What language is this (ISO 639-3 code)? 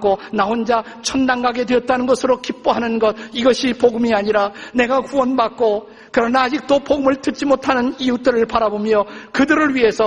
kor